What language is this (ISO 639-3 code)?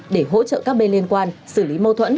vie